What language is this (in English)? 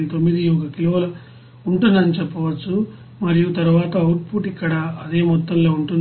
Telugu